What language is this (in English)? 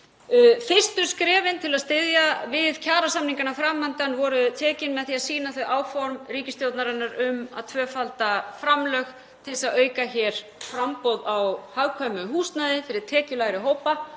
Icelandic